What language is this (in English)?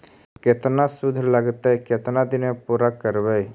Magahi